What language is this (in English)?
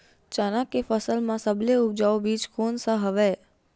Chhattisgarhi